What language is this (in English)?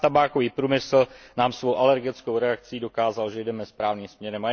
Czech